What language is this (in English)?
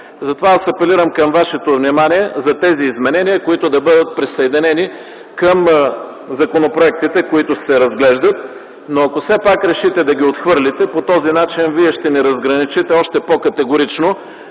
Bulgarian